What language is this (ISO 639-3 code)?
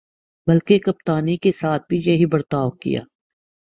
urd